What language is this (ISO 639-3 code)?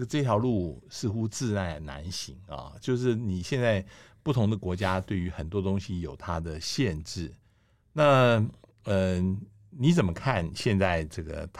zho